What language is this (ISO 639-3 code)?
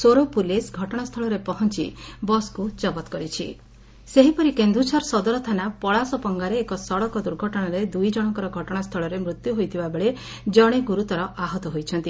ori